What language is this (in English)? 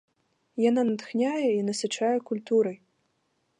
Belarusian